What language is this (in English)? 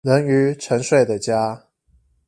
Chinese